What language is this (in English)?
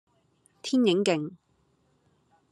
Cantonese